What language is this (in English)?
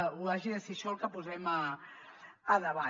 Catalan